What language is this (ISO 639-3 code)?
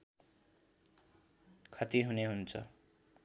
nep